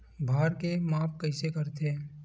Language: Chhattisgarhi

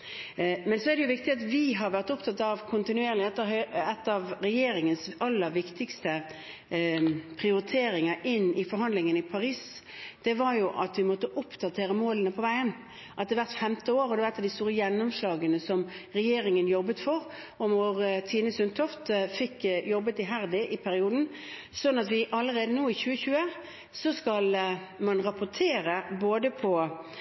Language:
Norwegian Bokmål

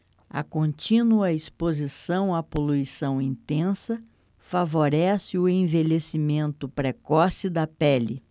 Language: Portuguese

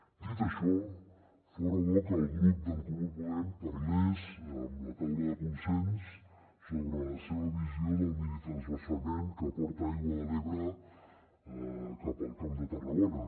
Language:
Catalan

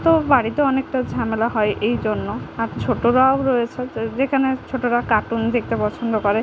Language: Bangla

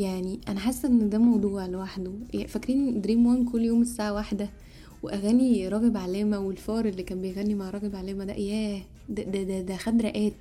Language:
Arabic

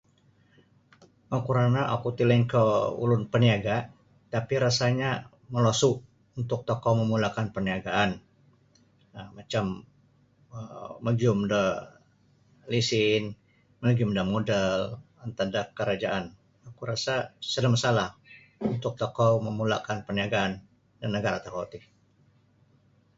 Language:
Sabah Bisaya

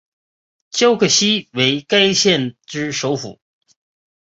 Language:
Chinese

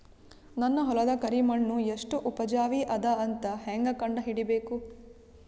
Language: Kannada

